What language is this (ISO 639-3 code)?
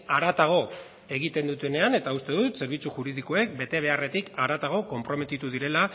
eus